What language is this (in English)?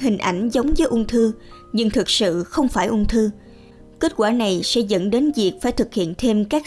Vietnamese